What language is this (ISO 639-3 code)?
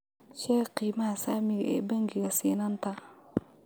som